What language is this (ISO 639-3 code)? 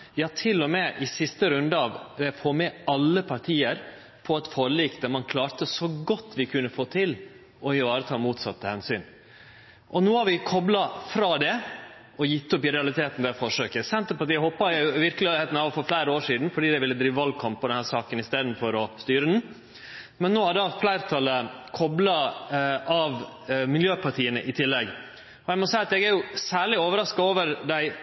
nno